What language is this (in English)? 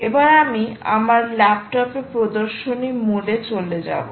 Bangla